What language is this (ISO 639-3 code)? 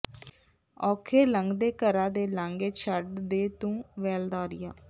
pan